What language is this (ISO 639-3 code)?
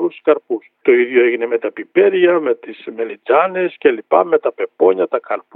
ell